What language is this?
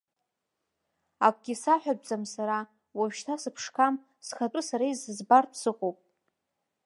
Abkhazian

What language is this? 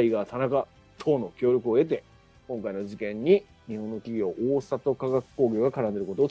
Japanese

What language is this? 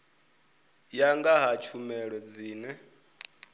Venda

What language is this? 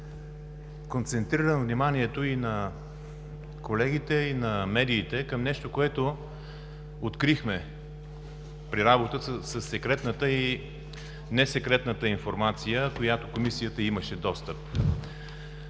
Bulgarian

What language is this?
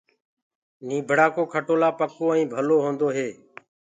Gurgula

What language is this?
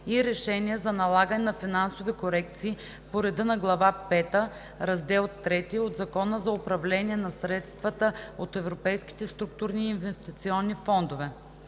Bulgarian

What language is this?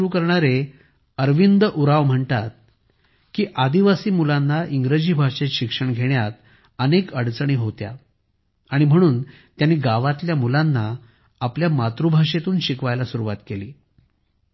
Marathi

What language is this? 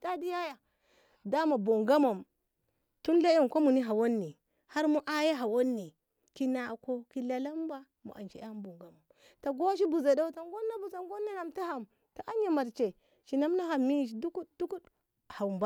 Ngamo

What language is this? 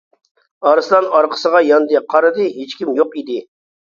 Uyghur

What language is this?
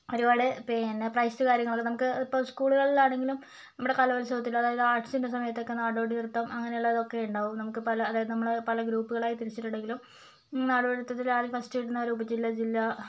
Malayalam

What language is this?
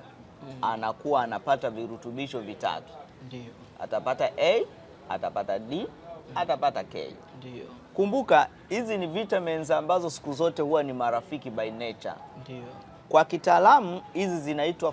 Swahili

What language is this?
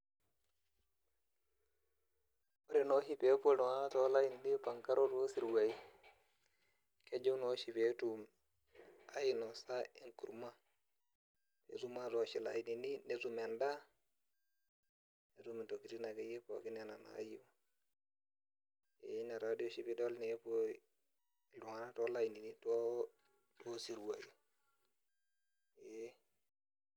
Masai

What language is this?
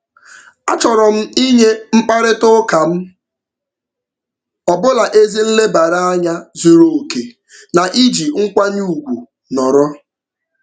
Igbo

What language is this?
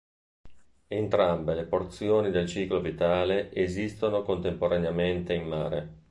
Italian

